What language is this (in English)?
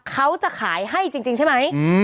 Thai